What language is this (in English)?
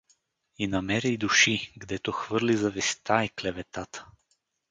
Bulgarian